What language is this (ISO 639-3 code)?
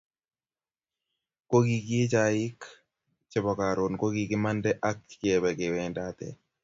kln